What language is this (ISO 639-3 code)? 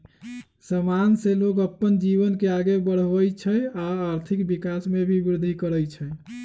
mag